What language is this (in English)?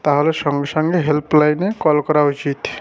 Bangla